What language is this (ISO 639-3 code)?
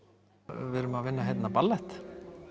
isl